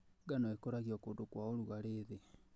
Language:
Kikuyu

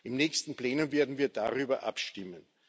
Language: German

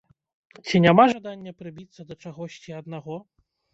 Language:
Belarusian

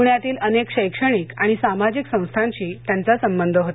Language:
Marathi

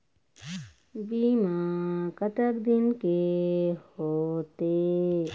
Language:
Chhattisgarhi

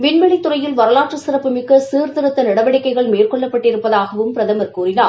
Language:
Tamil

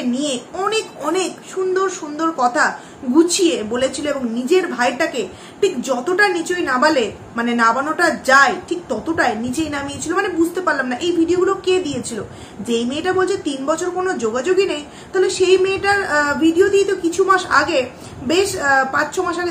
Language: Bangla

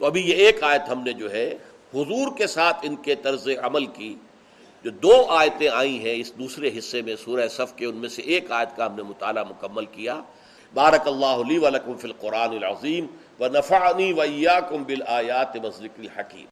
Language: Urdu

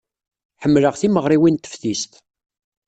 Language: Kabyle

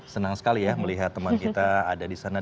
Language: Indonesian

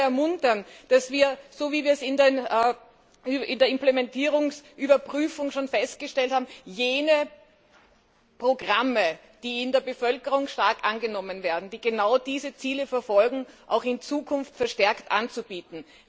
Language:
German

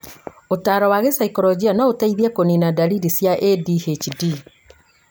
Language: Kikuyu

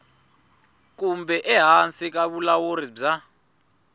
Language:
Tsonga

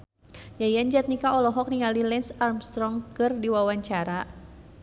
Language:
Sundanese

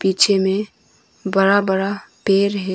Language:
Hindi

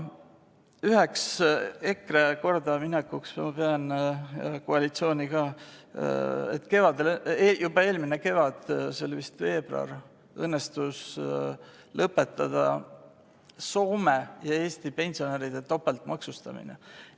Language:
Estonian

